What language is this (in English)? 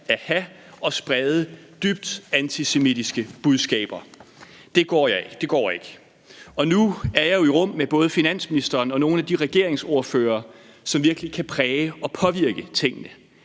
Danish